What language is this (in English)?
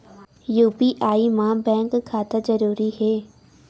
Chhattisgarhi